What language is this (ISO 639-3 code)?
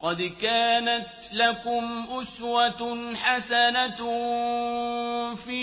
ara